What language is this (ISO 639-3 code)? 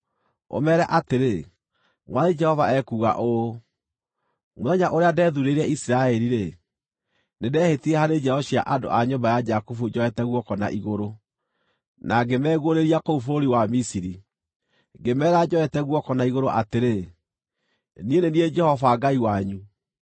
kik